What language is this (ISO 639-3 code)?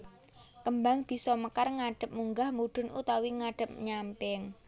jav